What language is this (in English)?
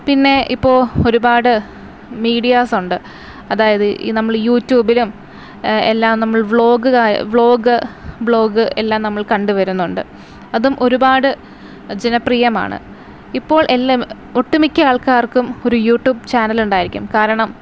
Malayalam